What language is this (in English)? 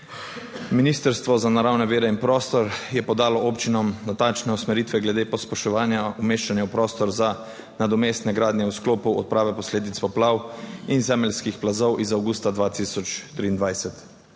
Slovenian